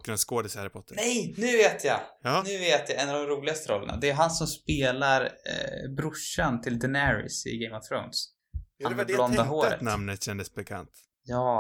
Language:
Swedish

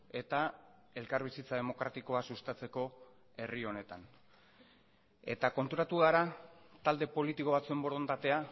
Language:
Basque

